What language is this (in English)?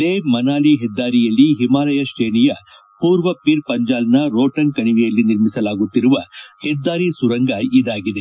Kannada